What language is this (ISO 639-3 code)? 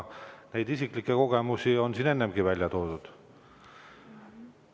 est